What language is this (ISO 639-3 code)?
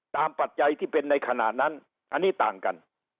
tha